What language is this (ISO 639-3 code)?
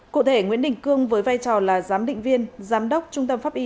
vie